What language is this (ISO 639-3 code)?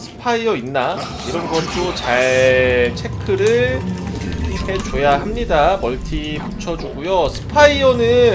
kor